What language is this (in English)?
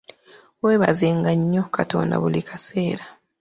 Ganda